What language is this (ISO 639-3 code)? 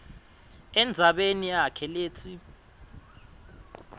ssw